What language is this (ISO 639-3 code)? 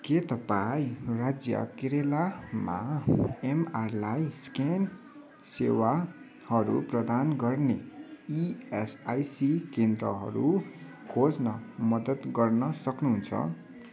nep